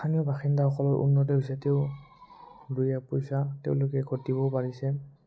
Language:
Assamese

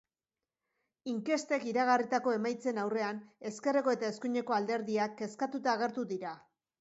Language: Basque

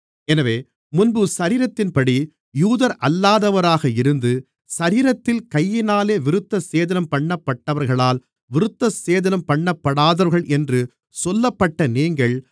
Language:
Tamil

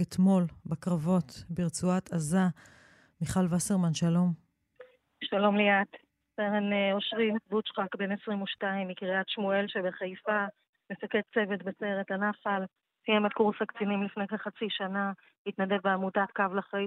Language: Hebrew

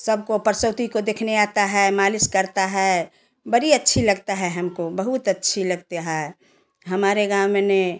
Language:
Hindi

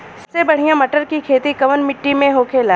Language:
Bhojpuri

